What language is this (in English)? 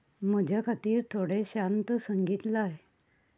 Konkani